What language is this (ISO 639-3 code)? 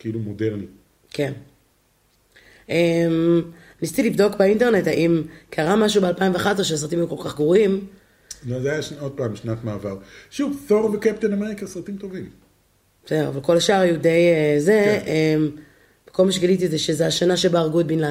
heb